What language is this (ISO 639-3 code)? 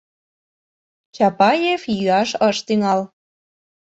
chm